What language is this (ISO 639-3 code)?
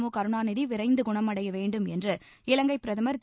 tam